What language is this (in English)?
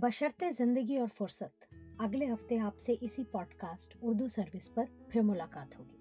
Urdu